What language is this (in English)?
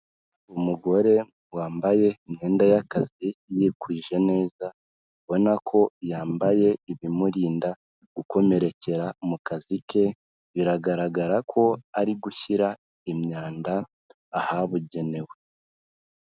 Kinyarwanda